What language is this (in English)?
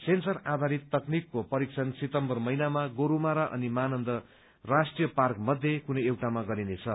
Nepali